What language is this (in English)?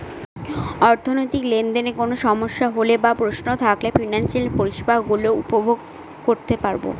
Bangla